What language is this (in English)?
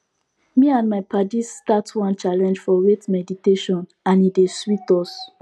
Nigerian Pidgin